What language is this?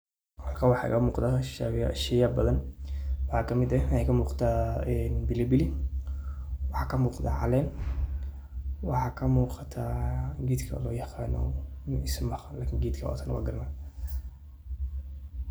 Somali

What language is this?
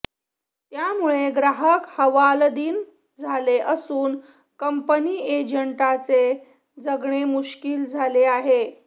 Marathi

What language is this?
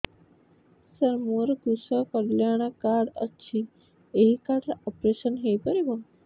Odia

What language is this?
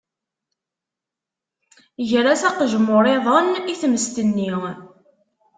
Kabyle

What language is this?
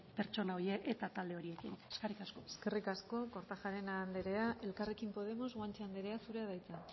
Basque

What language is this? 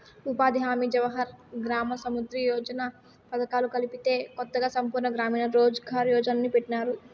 Telugu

